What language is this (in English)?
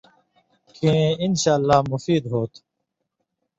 Indus Kohistani